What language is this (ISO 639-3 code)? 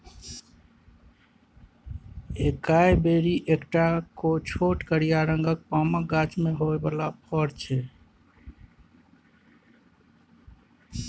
mai